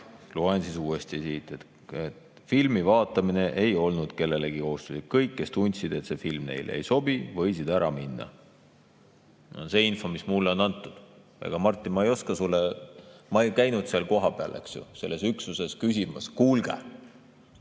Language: Estonian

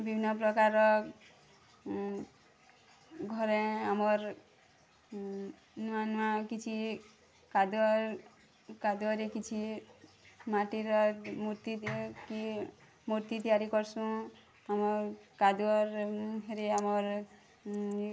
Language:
Odia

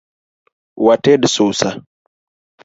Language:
Luo (Kenya and Tanzania)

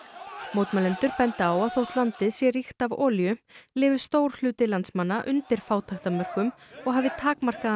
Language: Icelandic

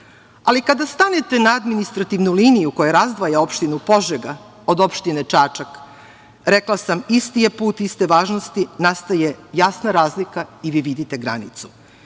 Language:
Serbian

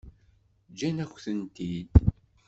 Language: Kabyle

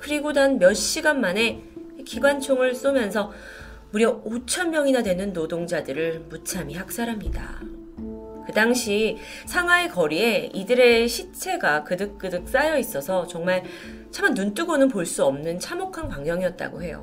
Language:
Korean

